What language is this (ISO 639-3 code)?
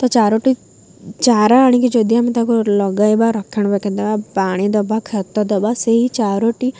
ori